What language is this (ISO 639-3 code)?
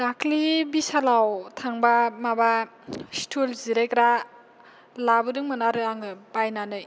brx